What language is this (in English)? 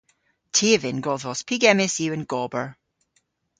Cornish